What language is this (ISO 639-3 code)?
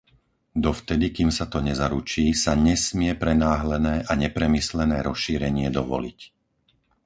slk